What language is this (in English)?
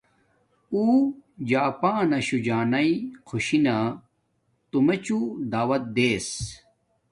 Domaaki